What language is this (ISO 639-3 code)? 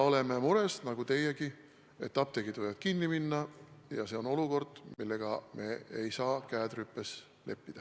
est